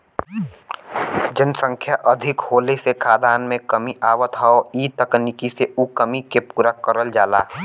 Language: Bhojpuri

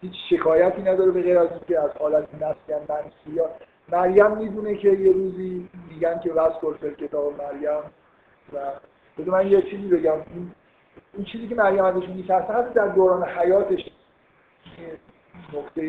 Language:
Persian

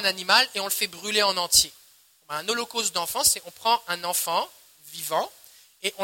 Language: French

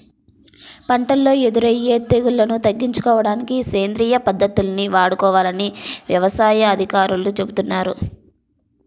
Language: Telugu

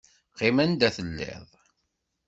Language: Kabyle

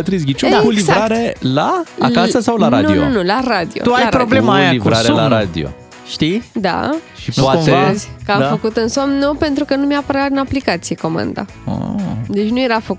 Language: Romanian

